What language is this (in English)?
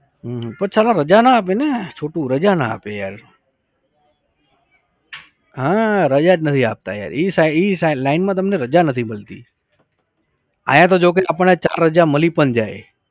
Gujarati